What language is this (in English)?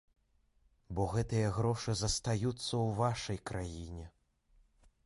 Belarusian